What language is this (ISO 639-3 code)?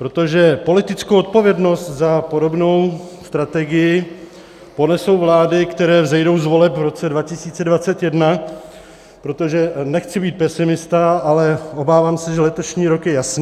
ces